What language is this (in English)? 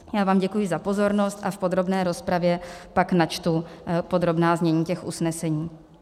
Czech